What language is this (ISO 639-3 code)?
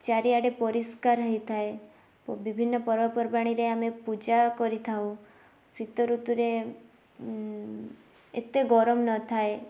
ori